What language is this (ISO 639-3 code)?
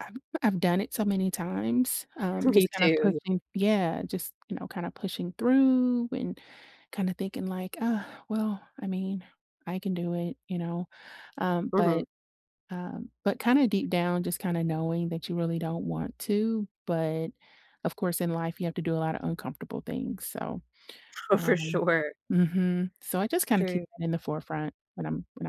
eng